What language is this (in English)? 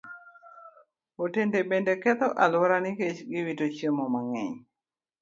Luo (Kenya and Tanzania)